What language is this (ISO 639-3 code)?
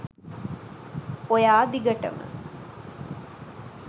sin